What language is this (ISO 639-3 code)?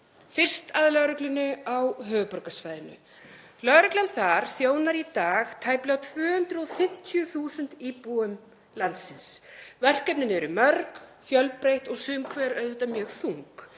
isl